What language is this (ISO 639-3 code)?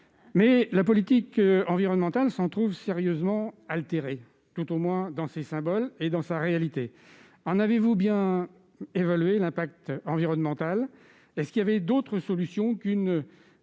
fra